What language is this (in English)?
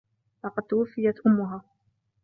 Arabic